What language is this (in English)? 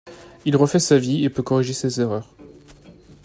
French